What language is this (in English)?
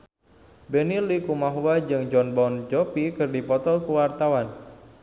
Sundanese